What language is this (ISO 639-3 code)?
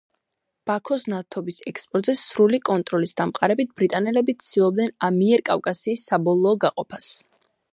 kat